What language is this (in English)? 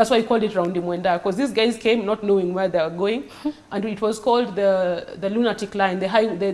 English